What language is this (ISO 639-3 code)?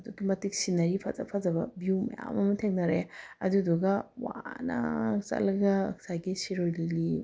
mni